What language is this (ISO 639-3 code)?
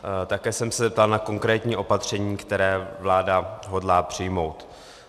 ces